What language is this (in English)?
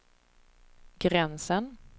Swedish